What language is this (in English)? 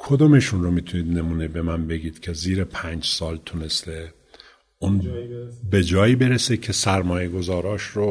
Persian